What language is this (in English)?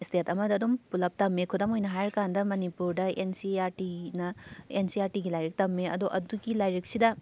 Manipuri